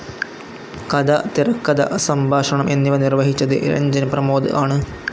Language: Malayalam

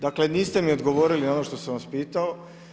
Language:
Croatian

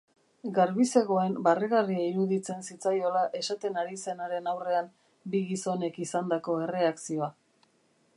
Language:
Basque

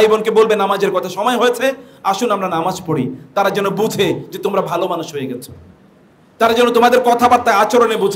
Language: Arabic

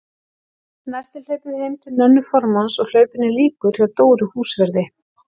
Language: Icelandic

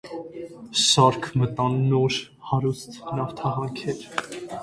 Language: Armenian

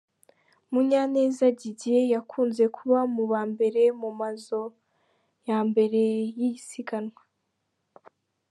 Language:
Kinyarwanda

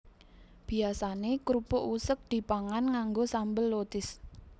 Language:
Javanese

